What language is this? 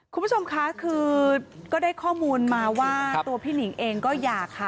Thai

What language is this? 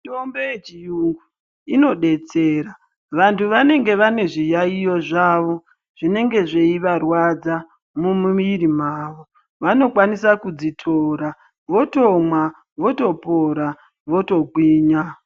Ndau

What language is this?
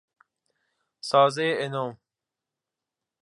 Persian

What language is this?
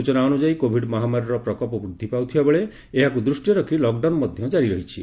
Odia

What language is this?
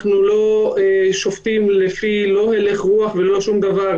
Hebrew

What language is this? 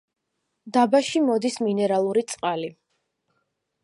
Georgian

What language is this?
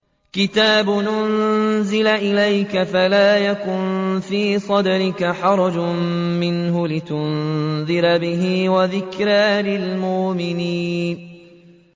Arabic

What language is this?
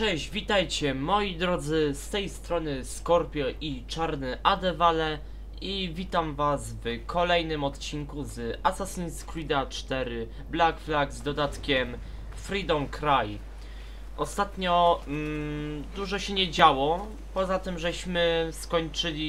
Polish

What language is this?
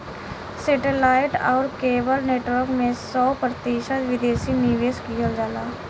Bhojpuri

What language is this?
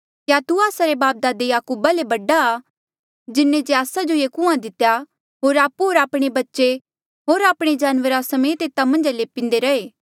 Mandeali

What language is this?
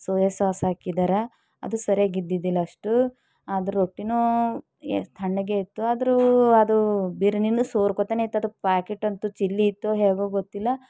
Kannada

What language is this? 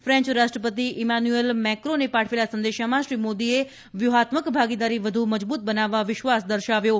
Gujarati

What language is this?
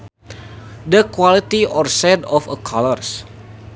Sundanese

